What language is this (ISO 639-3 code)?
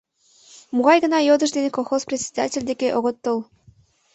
chm